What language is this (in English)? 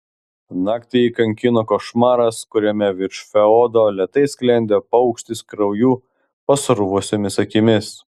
Lithuanian